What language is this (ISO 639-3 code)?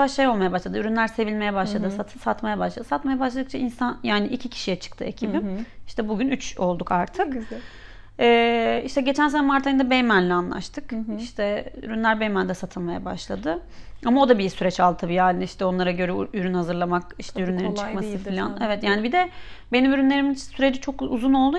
tur